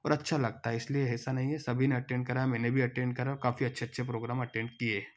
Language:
Hindi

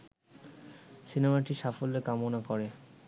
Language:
Bangla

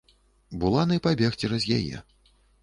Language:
Belarusian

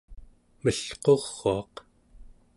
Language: Central Yupik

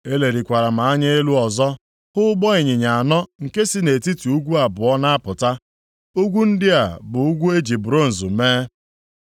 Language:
Igbo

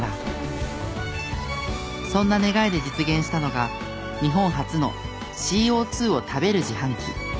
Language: Japanese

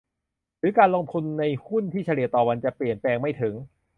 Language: Thai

